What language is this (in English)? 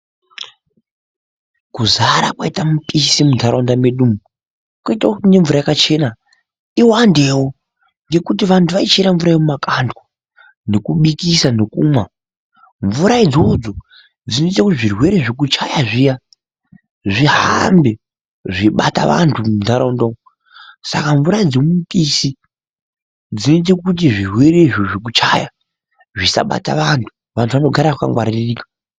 Ndau